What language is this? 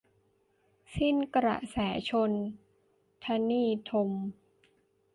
Thai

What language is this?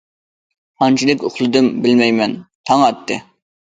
Uyghur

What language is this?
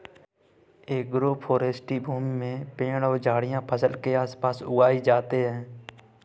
Hindi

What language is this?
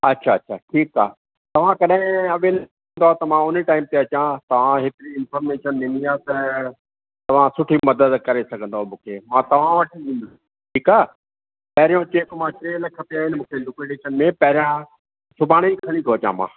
Sindhi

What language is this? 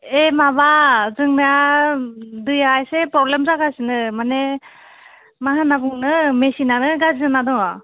Bodo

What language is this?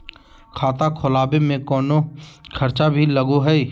Magahi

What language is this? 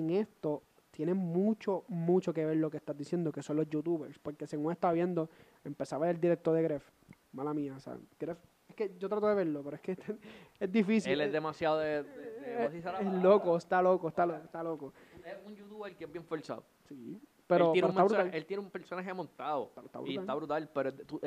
Spanish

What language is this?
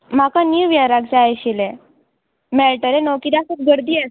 Konkani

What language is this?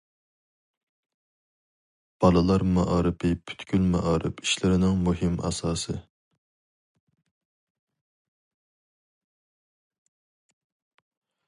Uyghur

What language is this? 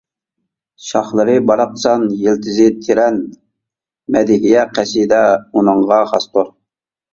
Uyghur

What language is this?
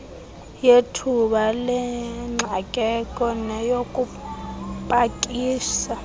Xhosa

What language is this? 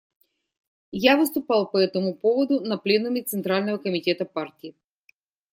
Russian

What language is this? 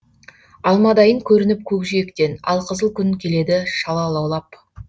Kazakh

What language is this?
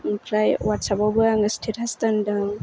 Bodo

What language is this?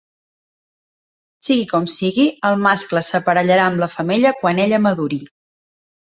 Catalan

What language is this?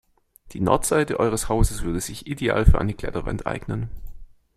German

